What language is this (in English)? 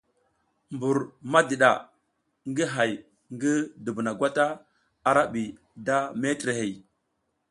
South Giziga